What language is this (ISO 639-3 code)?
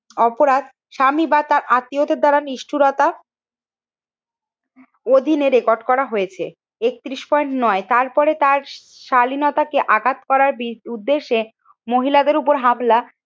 ben